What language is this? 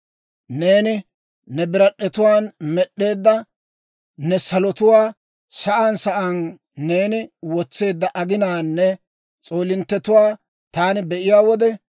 Dawro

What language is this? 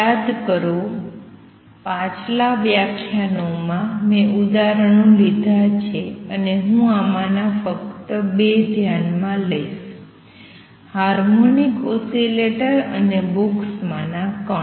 Gujarati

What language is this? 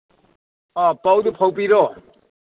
Manipuri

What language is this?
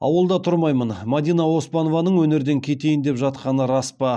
Kazakh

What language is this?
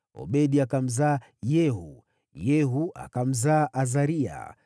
Swahili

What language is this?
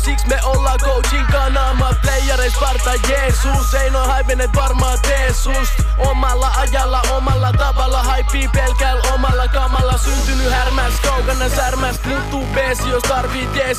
Finnish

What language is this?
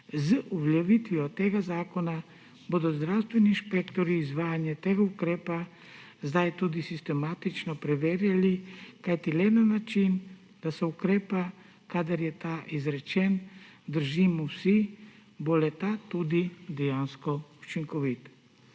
Slovenian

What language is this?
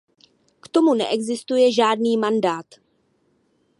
Czech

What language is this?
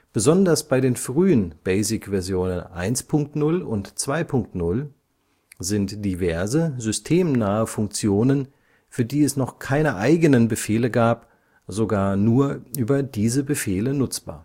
German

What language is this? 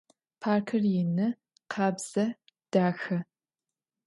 Adyghe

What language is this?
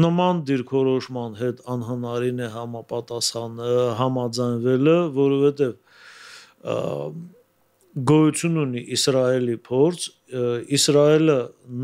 Turkish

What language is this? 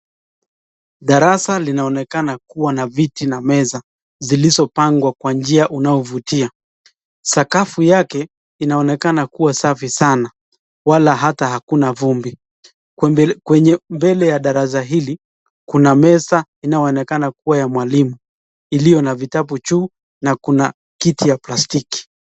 Swahili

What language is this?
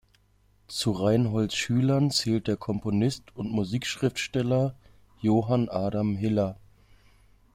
German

